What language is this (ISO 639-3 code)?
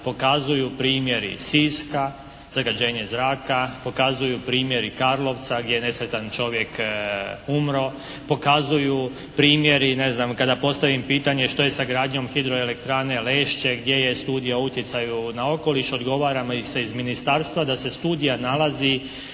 hrv